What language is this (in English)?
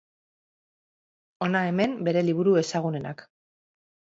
Basque